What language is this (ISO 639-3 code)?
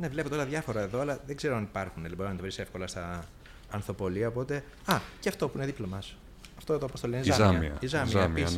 ell